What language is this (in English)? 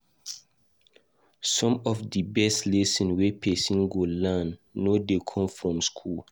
Nigerian Pidgin